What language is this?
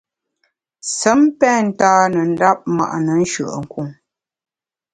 Bamun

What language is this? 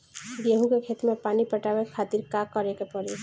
Bhojpuri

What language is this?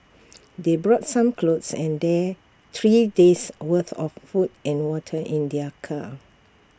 English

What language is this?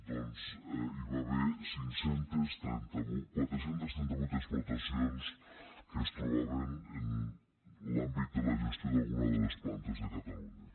Catalan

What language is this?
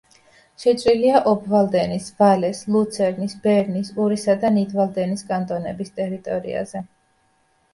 Georgian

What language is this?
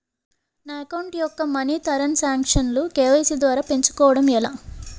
Telugu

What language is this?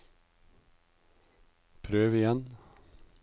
Norwegian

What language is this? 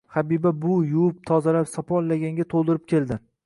Uzbek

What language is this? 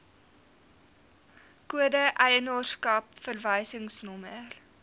Afrikaans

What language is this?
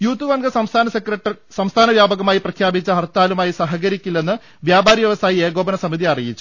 Malayalam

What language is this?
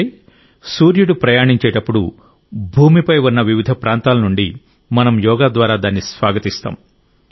Telugu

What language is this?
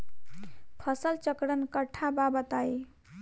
Bhojpuri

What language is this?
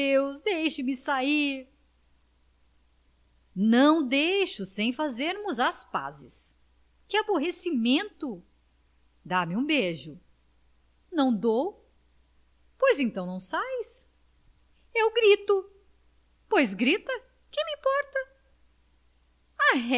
Portuguese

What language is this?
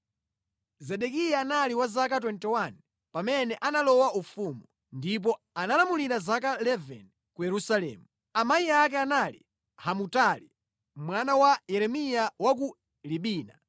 Nyanja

